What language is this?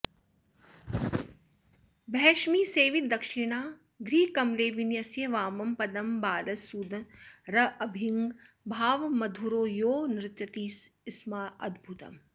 Sanskrit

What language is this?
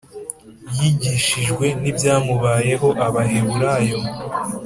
Kinyarwanda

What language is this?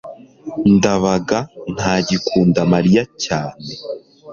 Kinyarwanda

